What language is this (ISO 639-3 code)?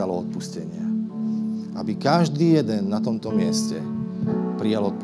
slk